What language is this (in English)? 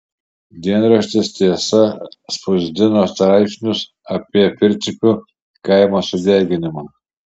Lithuanian